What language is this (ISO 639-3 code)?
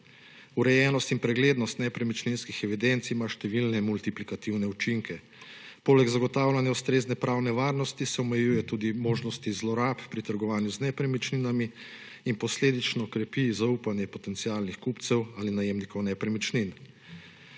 slv